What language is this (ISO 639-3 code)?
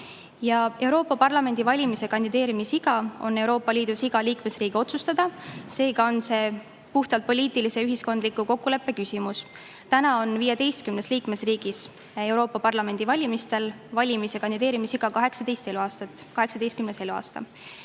est